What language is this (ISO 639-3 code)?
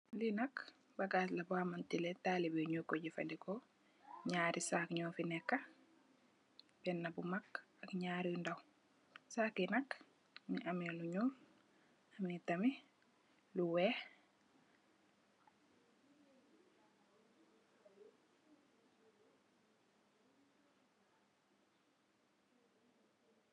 wol